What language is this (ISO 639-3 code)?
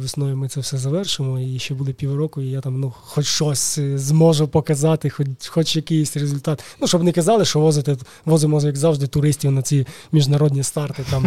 ukr